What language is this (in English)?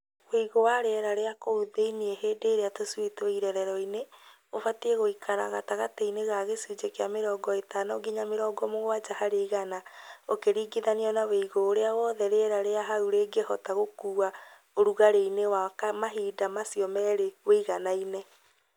Kikuyu